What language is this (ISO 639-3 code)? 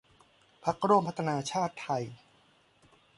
tha